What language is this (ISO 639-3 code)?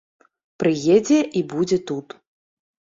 bel